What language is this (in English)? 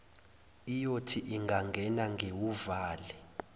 Zulu